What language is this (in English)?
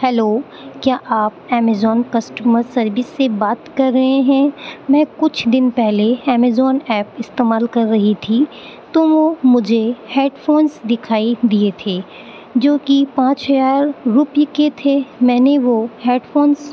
Urdu